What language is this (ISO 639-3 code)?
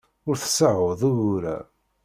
kab